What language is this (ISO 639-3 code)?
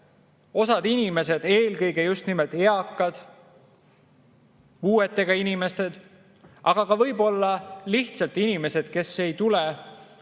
est